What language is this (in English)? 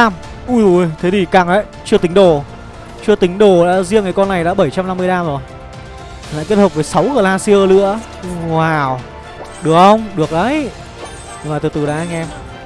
Vietnamese